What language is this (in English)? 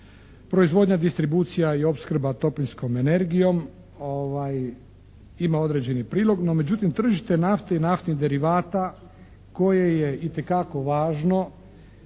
Croatian